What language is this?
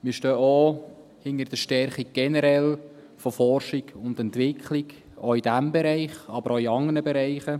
Swiss German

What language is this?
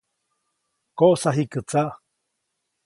Copainalá Zoque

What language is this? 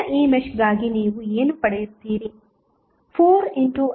Kannada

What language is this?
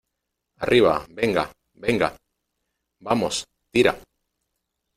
Spanish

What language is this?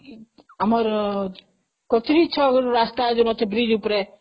Odia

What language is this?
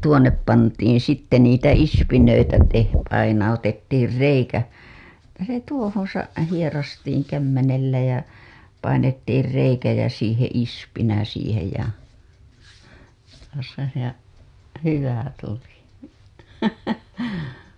Finnish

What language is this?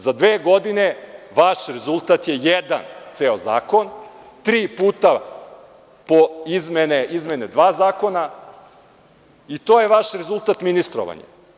Serbian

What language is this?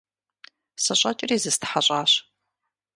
Kabardian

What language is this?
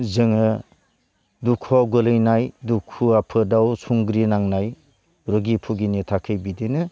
Bodo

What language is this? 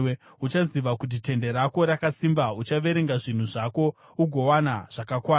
Shona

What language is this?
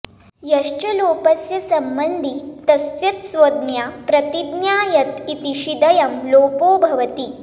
Sanskrit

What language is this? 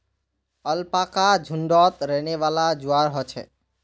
Magahi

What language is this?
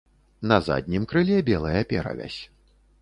Belarusian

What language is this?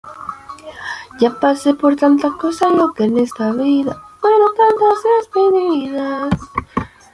Spanish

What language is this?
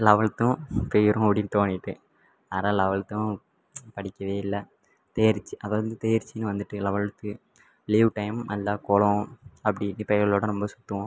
Tamil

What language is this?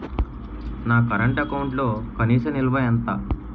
Telugu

